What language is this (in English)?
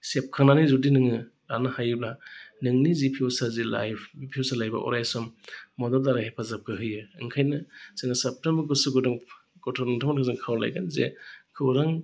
Bodo